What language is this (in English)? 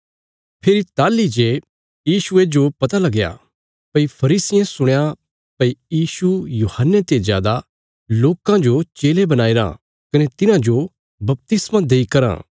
Bilaspuri